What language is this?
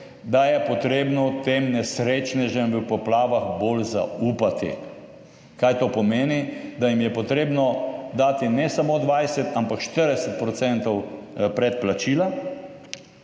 Slovenian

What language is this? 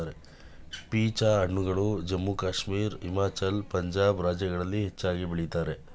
Kannada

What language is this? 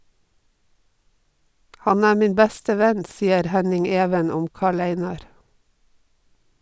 Norwegian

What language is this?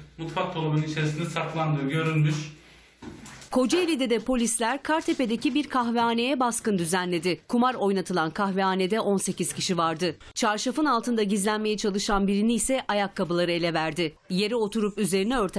Turkish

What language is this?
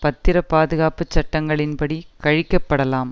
Tamil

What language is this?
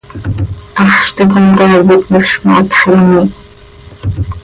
Seri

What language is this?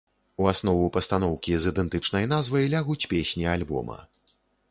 Belarusian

